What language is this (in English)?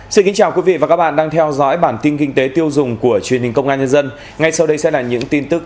Vietnamese